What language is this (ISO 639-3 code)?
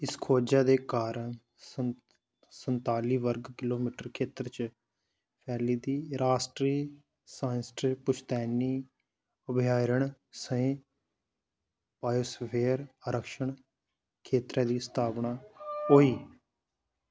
doi